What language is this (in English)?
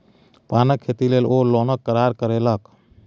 Maithili